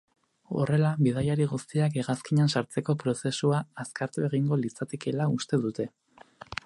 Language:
Basque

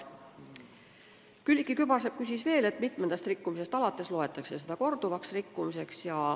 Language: Estonian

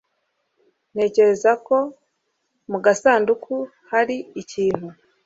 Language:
Kinyarwanda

